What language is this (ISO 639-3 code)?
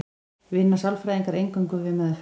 isl